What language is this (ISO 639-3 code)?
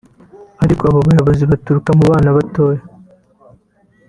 kin